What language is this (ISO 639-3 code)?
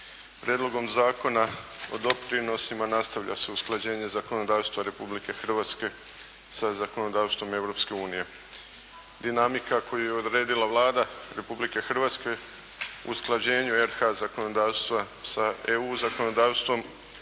hrv